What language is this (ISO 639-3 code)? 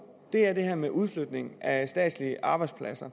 dan